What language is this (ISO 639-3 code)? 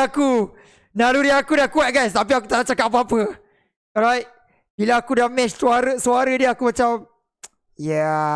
msa